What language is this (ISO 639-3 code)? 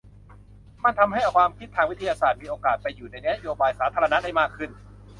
tha